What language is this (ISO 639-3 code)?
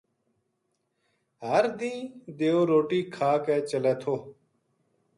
gju